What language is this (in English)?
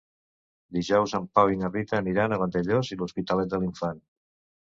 Catalan